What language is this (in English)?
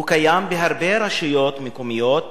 Hebrew